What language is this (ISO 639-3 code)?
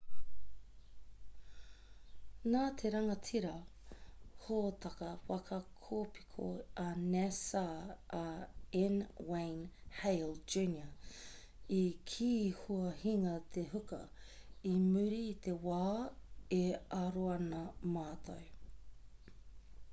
mri